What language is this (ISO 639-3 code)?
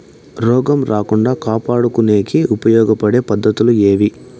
tel